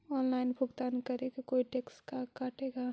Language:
Magahi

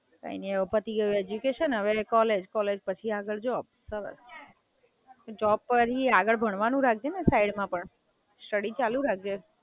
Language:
Gujarati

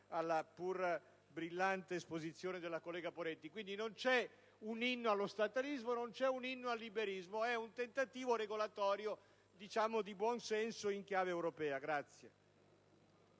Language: Italian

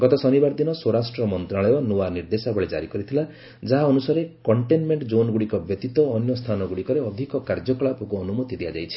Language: Odia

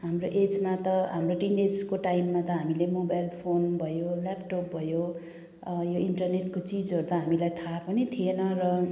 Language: Nepali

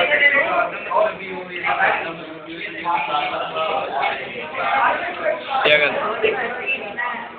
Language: Hindi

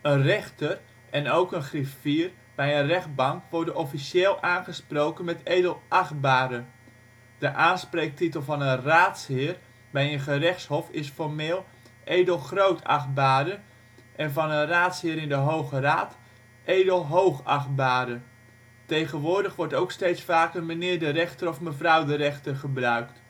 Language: Dutch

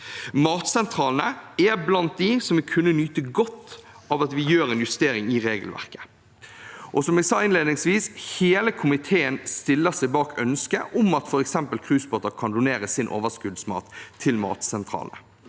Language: Norwegian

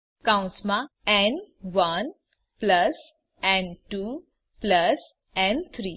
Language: Gujarati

